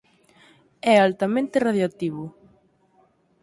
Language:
Galician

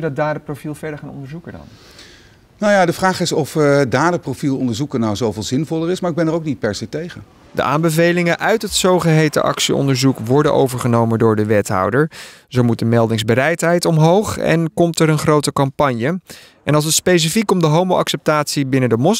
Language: Dutch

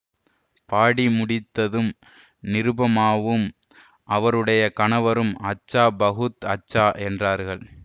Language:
Tamil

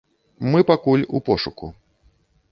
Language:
Belarusian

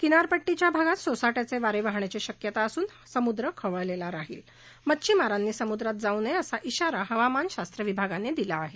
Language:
Marathi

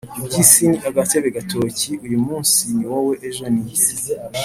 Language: Kinyarwanda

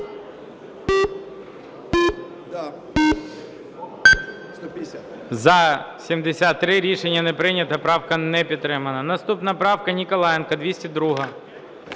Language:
Ukrainian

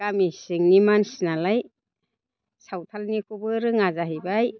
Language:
Bodo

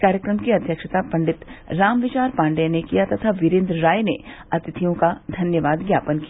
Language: Hindi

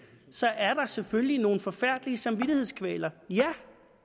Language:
Danish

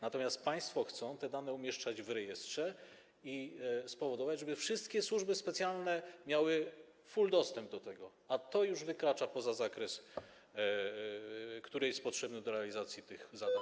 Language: Polish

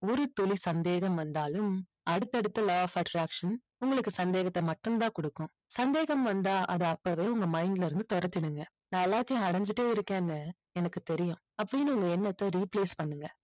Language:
Tamil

